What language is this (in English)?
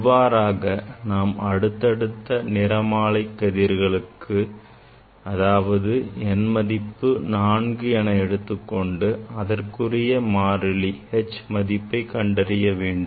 Tamil